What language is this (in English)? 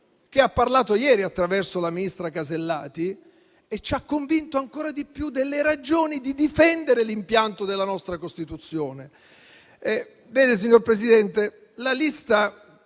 Italian